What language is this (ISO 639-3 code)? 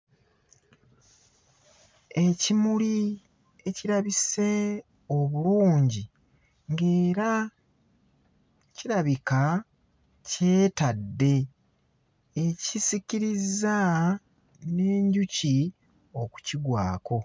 lug